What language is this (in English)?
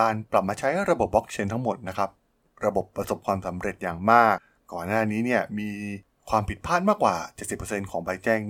Thai